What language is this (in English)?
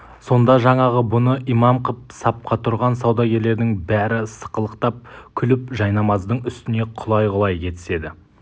Kazakh